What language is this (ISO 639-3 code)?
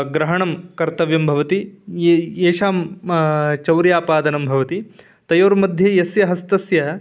san